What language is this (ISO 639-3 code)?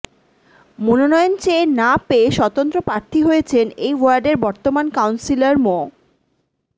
ben